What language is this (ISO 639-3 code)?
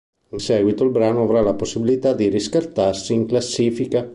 ita